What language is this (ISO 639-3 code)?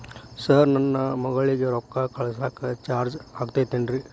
kan